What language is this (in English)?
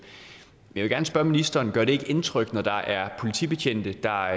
Danish